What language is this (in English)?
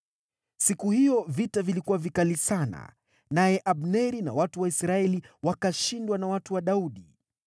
Swahili